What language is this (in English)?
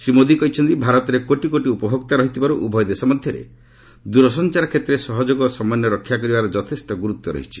Odia